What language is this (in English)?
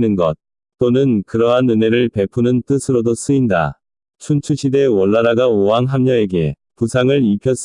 Korean